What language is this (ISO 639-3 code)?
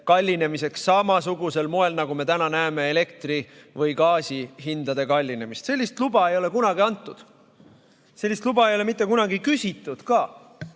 est